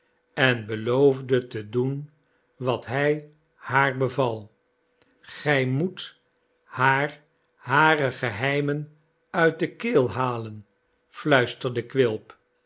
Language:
Dutch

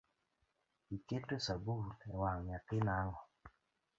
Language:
Luo (Kenya and Tanzania)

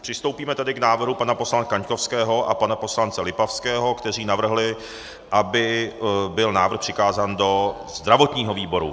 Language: Czech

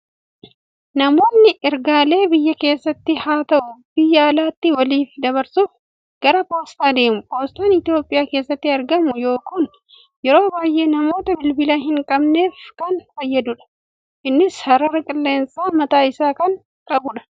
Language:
Oromo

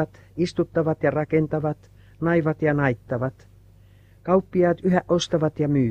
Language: Finnish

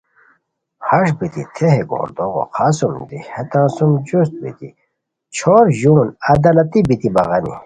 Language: Khowar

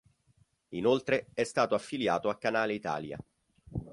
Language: Italian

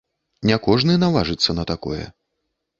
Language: Belarusian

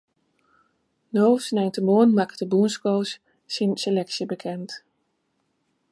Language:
Western Frisian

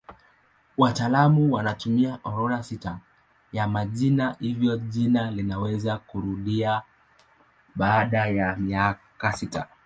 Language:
Swahili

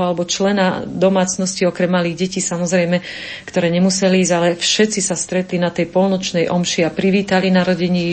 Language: Slovak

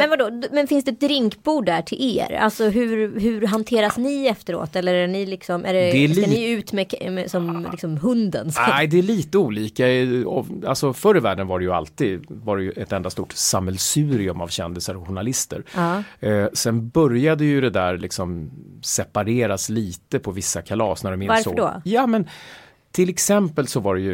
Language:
Swedish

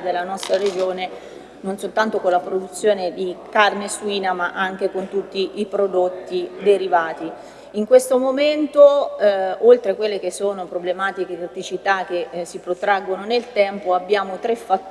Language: Italian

